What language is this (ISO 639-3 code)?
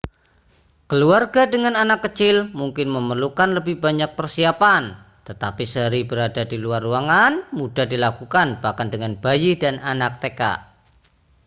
ind